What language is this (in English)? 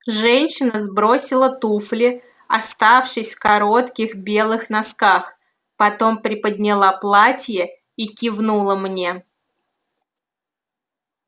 Russian